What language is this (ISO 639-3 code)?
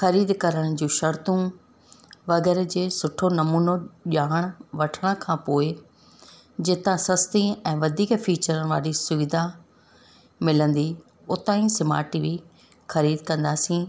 snd